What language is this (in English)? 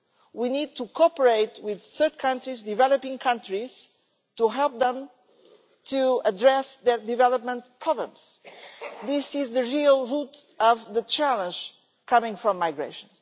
English